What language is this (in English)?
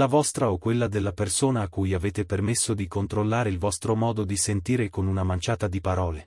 Italian